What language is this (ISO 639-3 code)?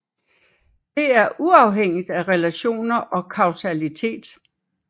dan